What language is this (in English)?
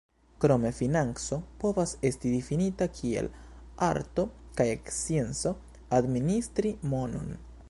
Esperanto